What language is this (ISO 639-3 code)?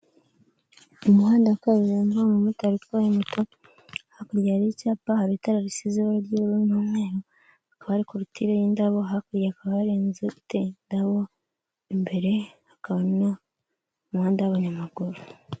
kin